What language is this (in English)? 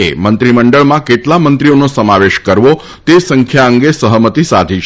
Gujarati